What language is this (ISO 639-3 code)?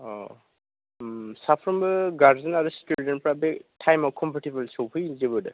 brx